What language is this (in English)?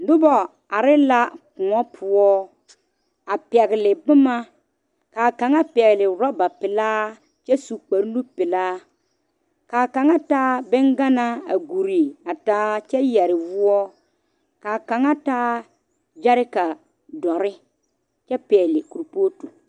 Southern Dagaare